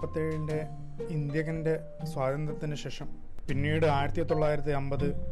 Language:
Malayalam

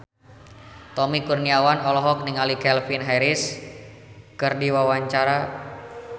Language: Sundanese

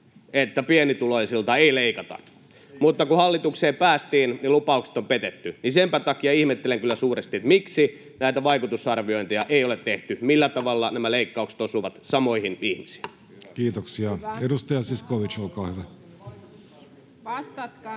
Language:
Finnish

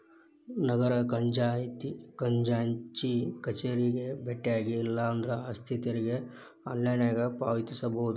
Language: Kannada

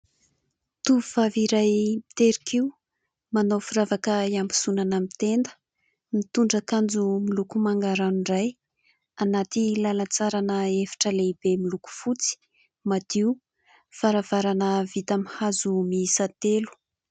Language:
Malagasy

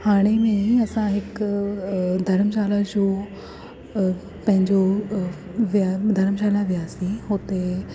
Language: Sindhi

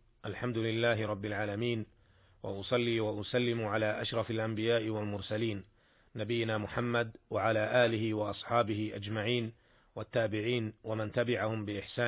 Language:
Arabic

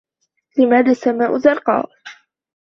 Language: Arabic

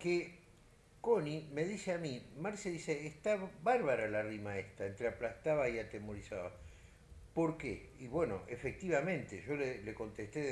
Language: Spanish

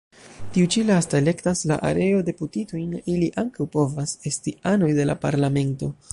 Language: Esperanto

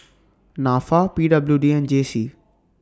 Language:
English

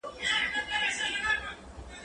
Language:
Pashto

